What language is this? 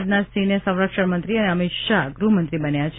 Gujarati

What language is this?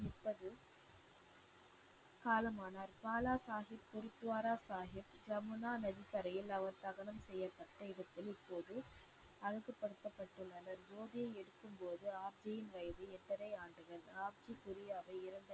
Tamil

